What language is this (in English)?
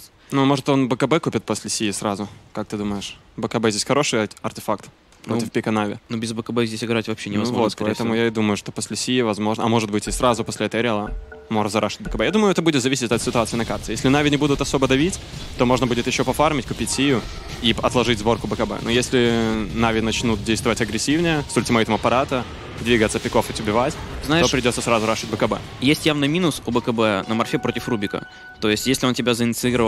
Russian